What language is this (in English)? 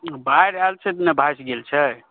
Maithili